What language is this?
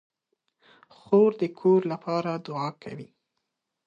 Pashto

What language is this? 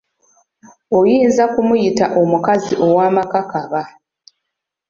Ganda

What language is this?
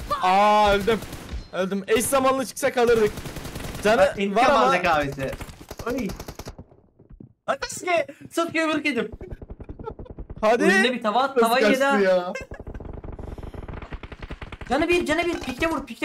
Turkish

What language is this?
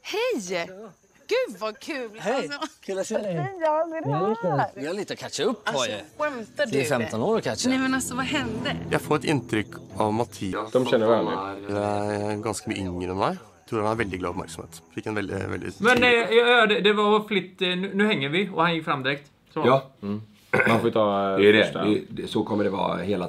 Swedish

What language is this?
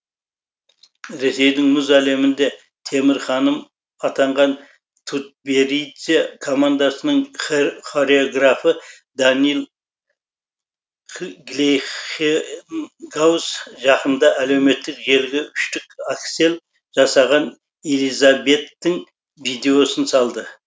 Kazakh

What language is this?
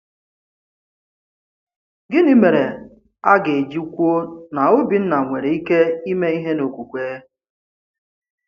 Igbo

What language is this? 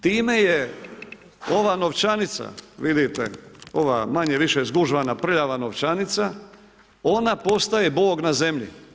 Croatian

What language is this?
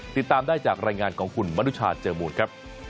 Thai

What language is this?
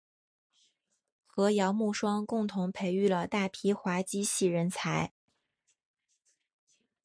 Chinese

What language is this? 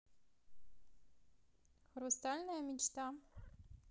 Russian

